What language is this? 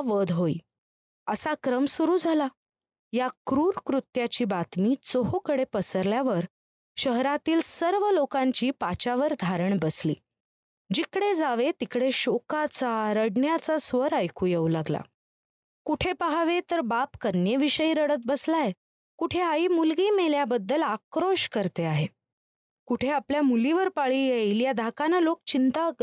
Marathi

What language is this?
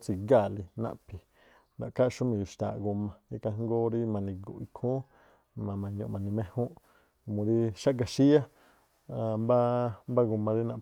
Tlacoapa Me'phaa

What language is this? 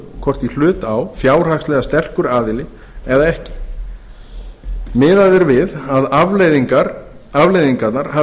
Icelandic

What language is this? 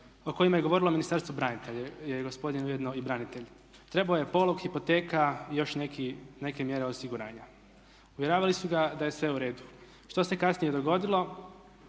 Croatian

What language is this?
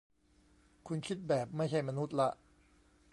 Thai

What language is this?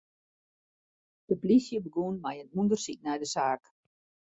Western Frisian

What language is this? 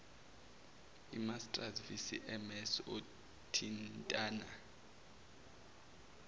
Zulu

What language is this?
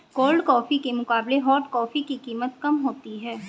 Hindi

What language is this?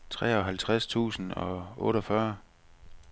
Danish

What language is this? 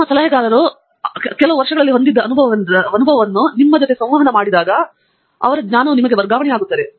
Kannada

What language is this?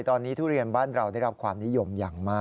Thai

